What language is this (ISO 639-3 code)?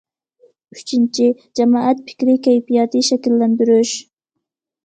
uig